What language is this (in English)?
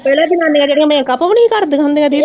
Punjabi